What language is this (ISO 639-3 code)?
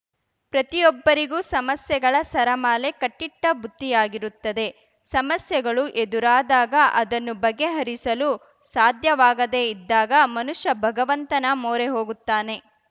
kan